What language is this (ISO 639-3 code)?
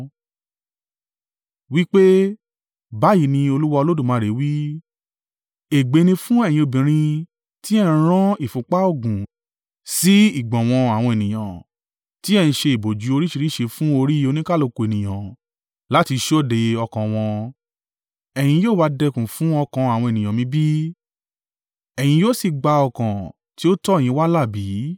yor